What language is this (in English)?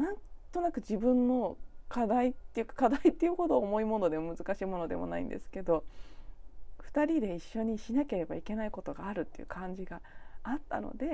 Japanese